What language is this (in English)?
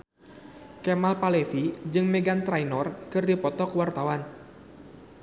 Sundanese